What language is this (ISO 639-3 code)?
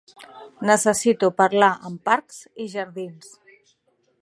cat